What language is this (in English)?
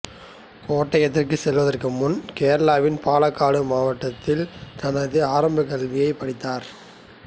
Tamil